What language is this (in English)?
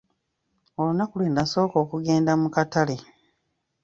Ganda